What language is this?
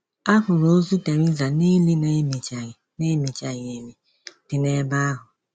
Igbo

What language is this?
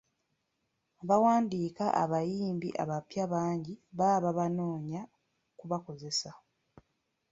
Ganda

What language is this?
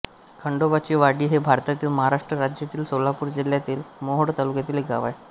Marathi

